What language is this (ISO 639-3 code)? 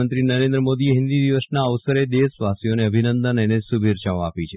guj